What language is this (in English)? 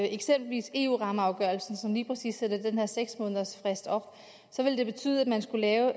Danish